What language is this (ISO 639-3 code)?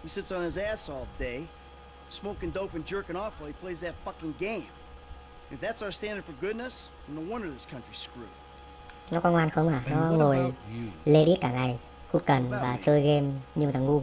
vie